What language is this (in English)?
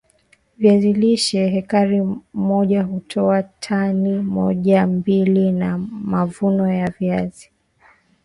Swahili